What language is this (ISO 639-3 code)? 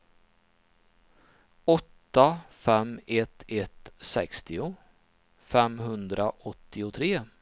swe